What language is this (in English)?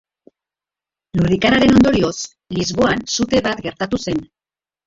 Basque